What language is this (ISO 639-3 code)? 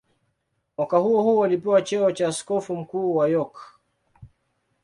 swa